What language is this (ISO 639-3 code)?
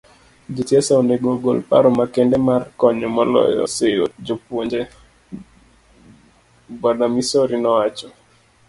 luo